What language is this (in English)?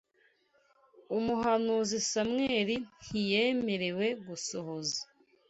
Kinyarwanda